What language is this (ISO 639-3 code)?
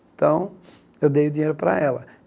por